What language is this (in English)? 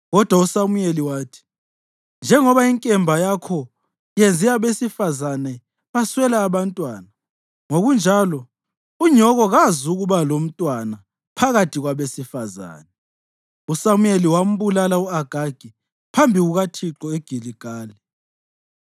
North Ndebele